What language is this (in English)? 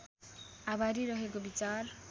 Nepali